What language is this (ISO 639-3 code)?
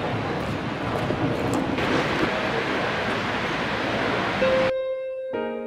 ind